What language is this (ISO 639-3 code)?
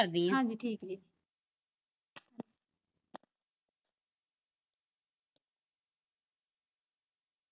pan